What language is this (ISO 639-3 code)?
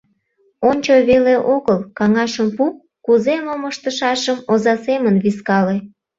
chm